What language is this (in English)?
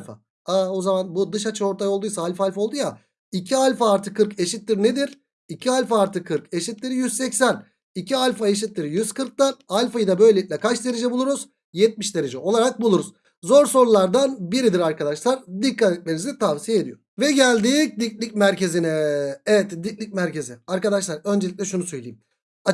Turkish